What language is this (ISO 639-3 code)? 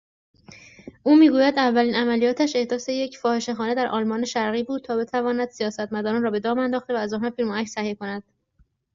fas